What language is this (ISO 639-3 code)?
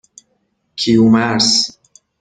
fas